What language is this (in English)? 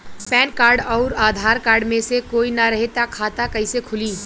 Bhojpuri